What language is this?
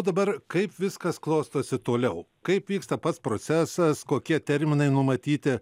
Lithuanian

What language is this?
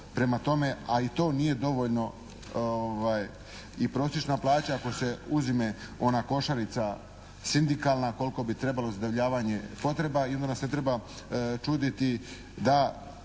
Croatian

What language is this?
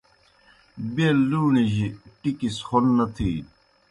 Kohistani Shina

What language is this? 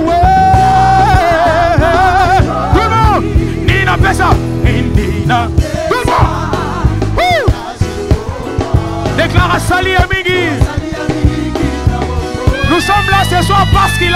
Arabic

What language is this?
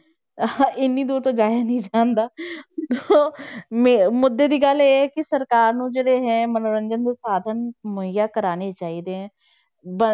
Punjabi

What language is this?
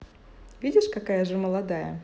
Russian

